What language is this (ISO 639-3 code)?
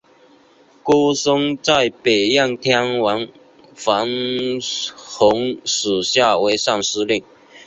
zho